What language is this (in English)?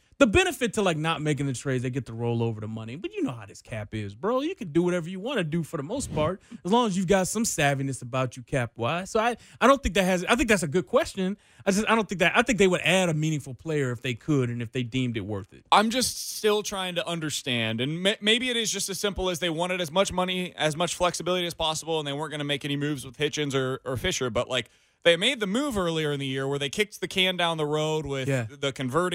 English